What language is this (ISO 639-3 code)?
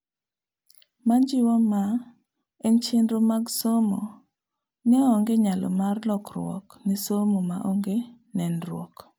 luo